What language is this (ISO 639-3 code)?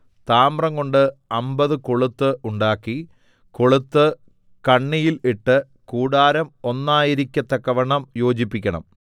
mal